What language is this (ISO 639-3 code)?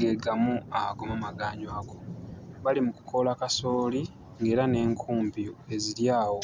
lug